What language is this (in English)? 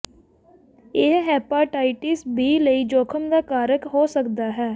Punjabi